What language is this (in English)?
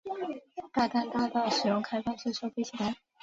Chinese